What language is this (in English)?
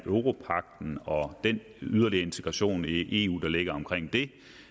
Danish